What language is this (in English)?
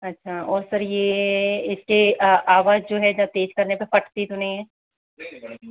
Hindi